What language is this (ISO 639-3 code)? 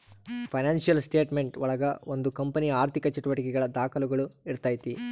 kan